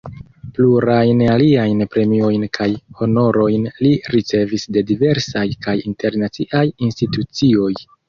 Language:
Esperanto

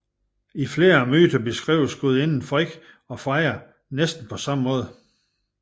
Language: Danish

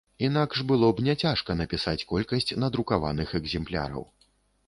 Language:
Belarusian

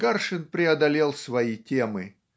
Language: Russian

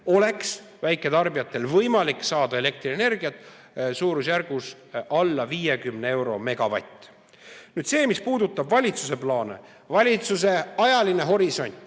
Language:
Estonian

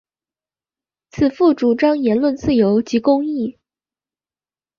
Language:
Chinese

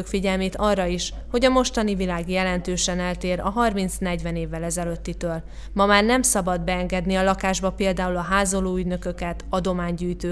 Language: Hungarian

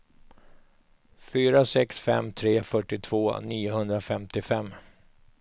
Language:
Swedish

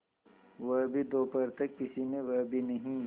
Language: Hindi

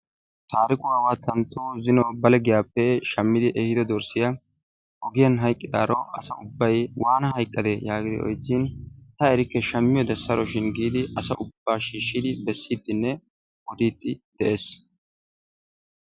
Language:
Wolaytta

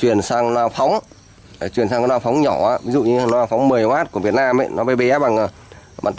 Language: Vietnamese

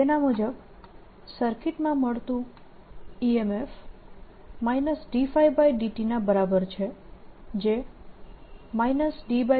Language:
Gujarati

